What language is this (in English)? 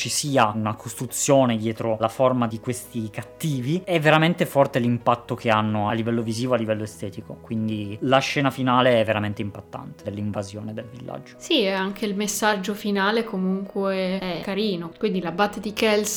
Italian